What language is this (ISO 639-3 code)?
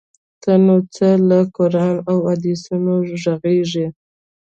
pus